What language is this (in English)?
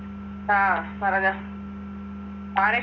Malayalam